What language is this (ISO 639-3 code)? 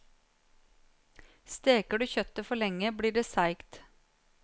nor